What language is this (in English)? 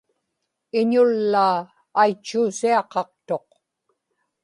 Inupiaq